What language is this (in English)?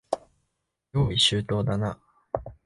Japanese